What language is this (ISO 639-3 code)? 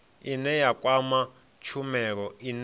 ven